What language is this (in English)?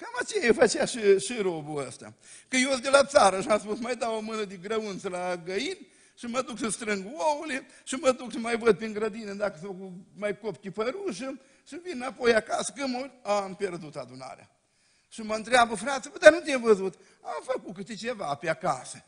Romanian